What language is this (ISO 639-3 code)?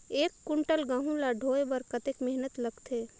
hne